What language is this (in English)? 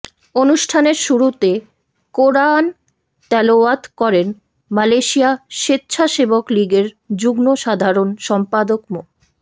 Bangla